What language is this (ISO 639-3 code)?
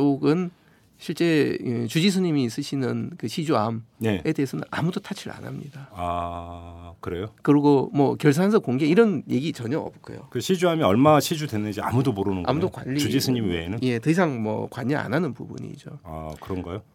kor